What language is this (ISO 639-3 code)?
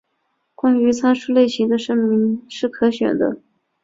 zho